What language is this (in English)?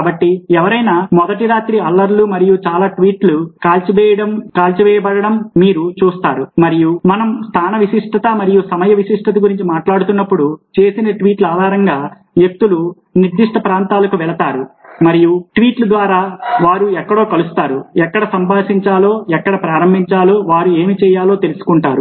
Telugu